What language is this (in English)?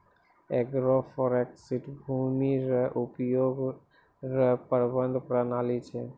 Maithili